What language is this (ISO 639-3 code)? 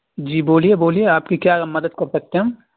urd